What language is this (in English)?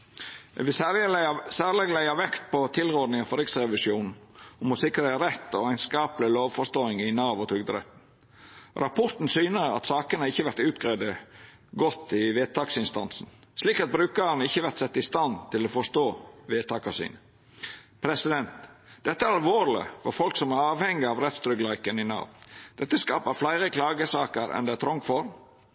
Norwegian Nynorsk